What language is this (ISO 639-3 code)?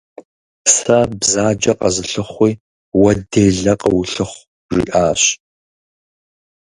kbd